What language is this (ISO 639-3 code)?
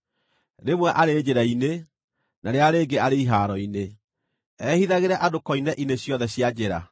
kik